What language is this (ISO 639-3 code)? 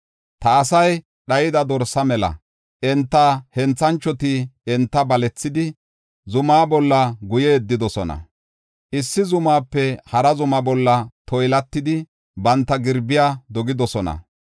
gof